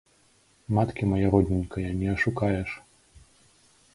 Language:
Belarusian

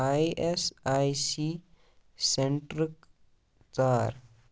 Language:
Kashmiri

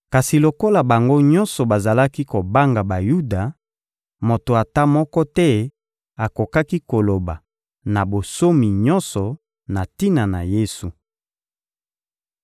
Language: Lingala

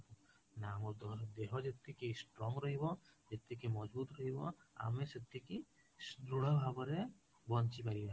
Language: Odia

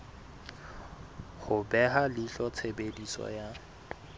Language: Southern Sotho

